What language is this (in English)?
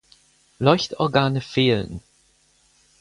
German